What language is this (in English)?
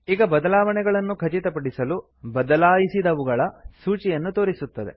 Kannada